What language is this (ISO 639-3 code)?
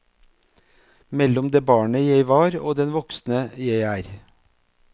nor